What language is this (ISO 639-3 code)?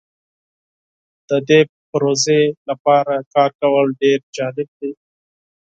pus